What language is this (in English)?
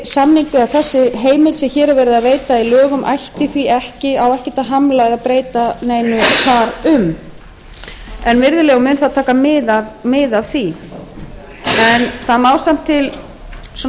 Icelandic